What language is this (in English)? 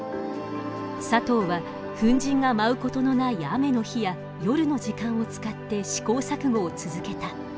Japanese